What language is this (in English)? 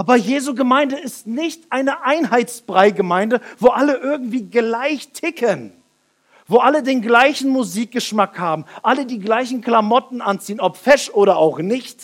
German